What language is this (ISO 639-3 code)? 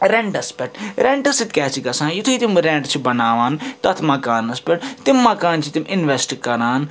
kas